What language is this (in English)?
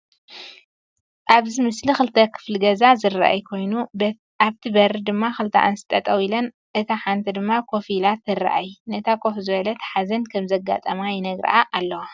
Tigrinya